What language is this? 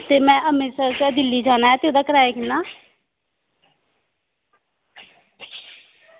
Dogri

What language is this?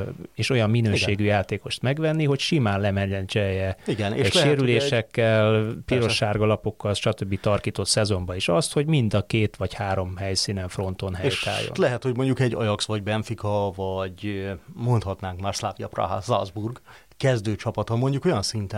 Hungarian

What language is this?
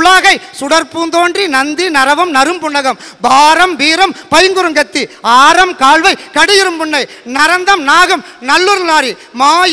Italian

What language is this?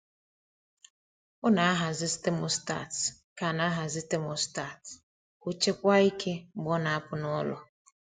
Igbo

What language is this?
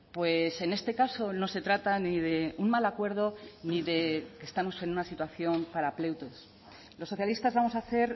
Spanish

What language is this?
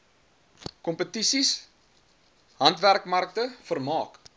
Afrikaans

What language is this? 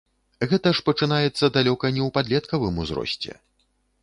Belarusian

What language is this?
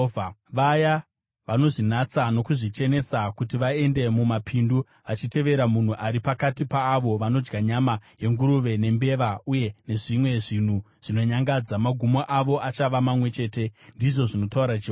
Shona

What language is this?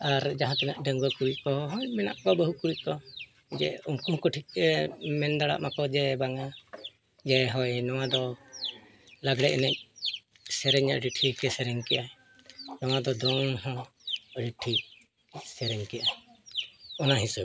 Santali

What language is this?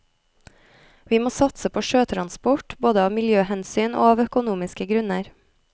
Norwegian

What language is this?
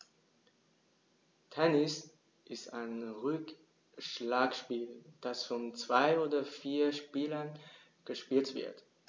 German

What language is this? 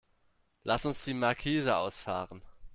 German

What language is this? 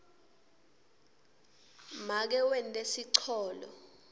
Swati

